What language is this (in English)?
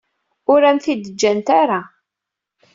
Kabyle